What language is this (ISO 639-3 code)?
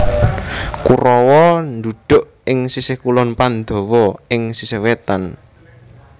jav